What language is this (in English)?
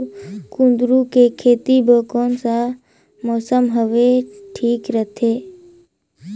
Chhattisgarhi